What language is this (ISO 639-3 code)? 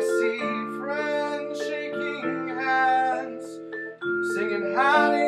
eng